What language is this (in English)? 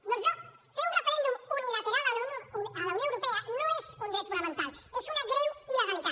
Catalan